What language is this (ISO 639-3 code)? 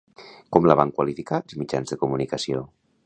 cat